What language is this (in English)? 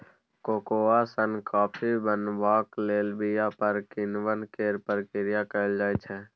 Maithili